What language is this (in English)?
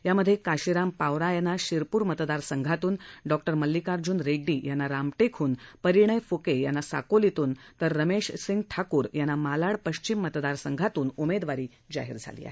Marathi